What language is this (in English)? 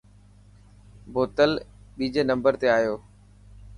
Dhatki